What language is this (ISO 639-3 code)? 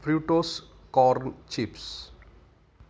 mar